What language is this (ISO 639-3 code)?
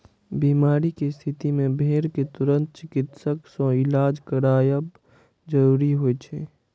mai